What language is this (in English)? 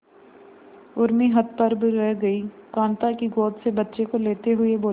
Hindi